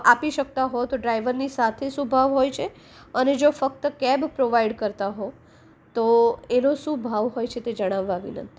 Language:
Gujarati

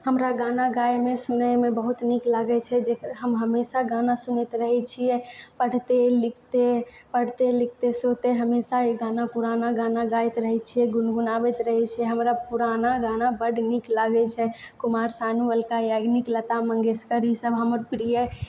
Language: Maithili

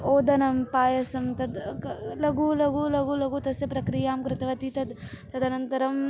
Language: Sanskrit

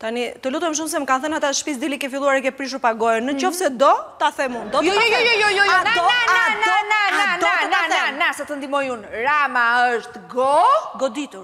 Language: Romanian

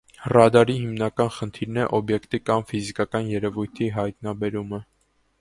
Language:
Armenian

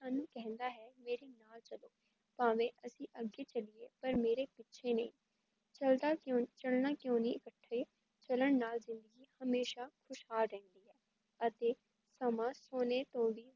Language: Punjabi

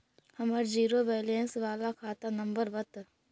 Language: Magahi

